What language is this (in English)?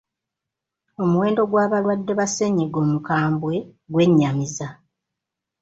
Ganda